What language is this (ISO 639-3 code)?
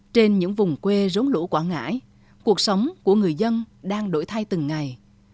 vie